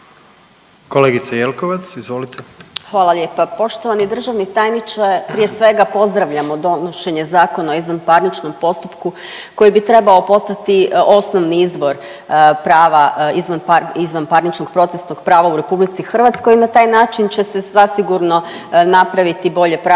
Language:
Croatian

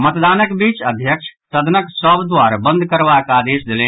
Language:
Maithili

